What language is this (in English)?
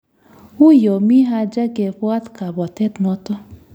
Kalenjin